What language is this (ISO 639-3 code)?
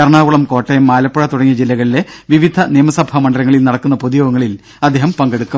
mal